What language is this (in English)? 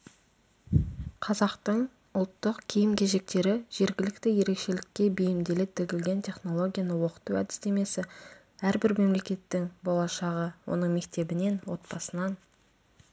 Kazakh